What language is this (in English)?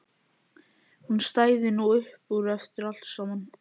Icelandic